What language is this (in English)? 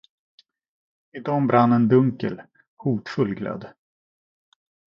Swedish